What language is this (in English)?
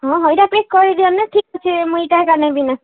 Odia